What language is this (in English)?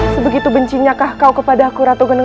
Indonesian